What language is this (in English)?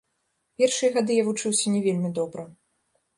Belarusian